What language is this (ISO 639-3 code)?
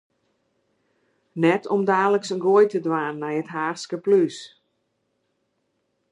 fry